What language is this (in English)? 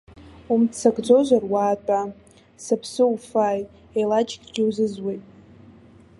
Abkhazian